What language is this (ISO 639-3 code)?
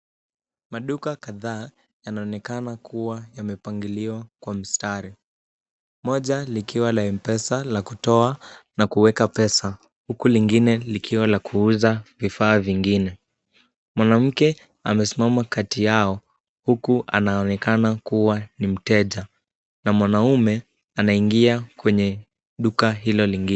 swa